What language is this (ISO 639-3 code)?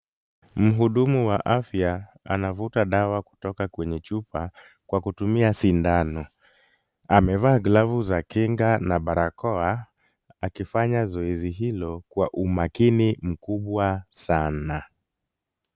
swa